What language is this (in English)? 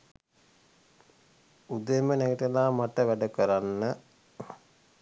Sinhala